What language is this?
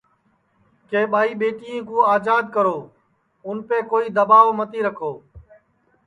Sansi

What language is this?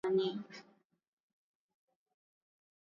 Swahili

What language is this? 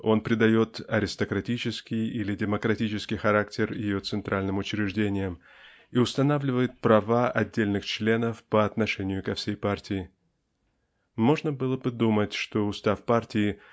Russian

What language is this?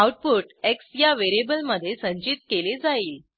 Marathi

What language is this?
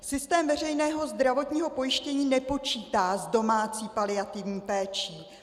Czech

